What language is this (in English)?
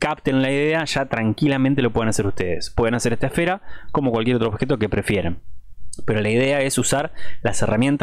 Spanish